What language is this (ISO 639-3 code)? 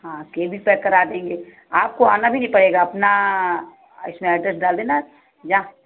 hin